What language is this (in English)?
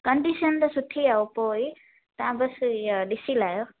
Sindhi